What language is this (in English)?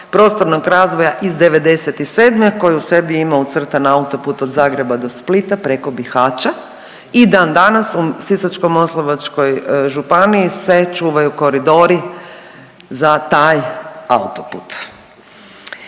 Croatian